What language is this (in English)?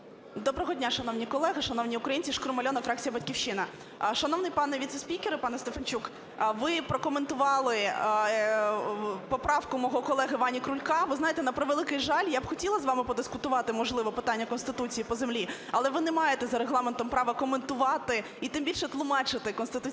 Ukrainian